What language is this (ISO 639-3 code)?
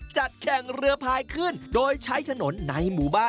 tha